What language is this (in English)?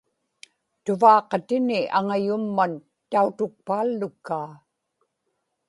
Inupiaq